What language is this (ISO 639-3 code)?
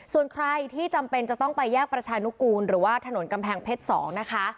tha